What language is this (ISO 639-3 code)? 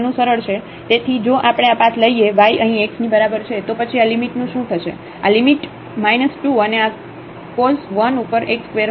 guj